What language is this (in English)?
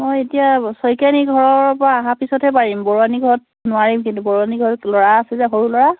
Assamese